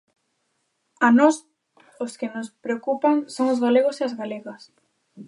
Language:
Galician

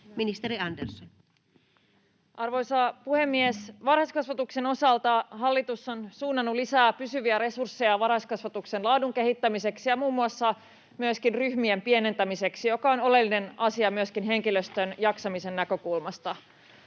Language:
Finnish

